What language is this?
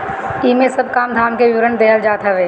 Bhojpuri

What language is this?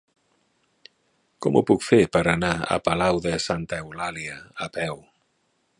Catalan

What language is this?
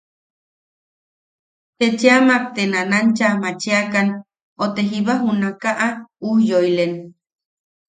Yaqui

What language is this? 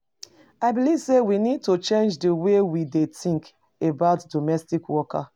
Nigerian Pidgin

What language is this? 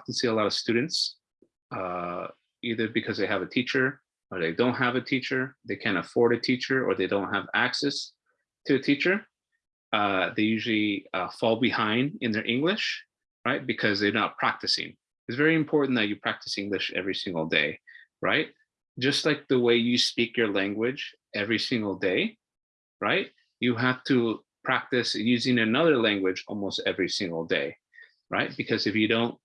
English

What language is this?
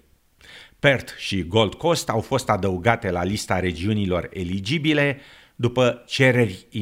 Romanian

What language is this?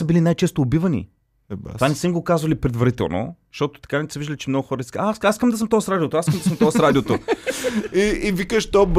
Bulgarian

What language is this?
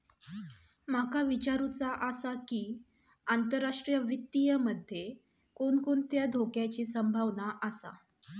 Marathi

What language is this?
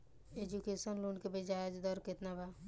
Bhojpuri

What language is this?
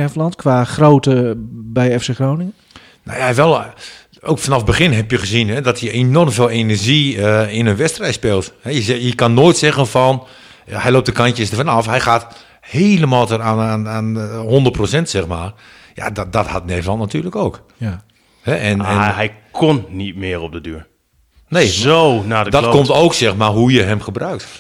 Dutch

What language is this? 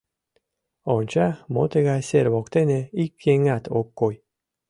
Mari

